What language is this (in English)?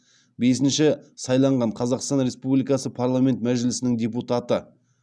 Kazakh